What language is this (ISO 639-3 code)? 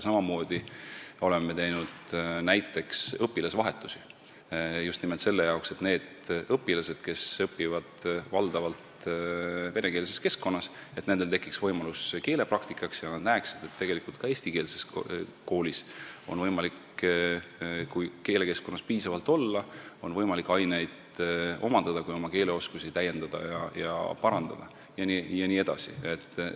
est